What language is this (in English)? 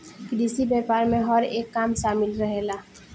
Bhojpuri